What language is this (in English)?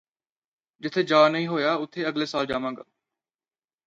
Punjabi